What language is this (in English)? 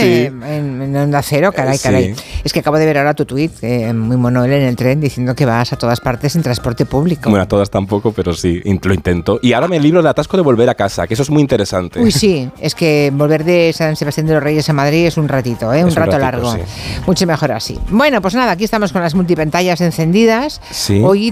Spanish